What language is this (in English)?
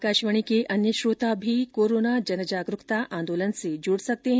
Hindi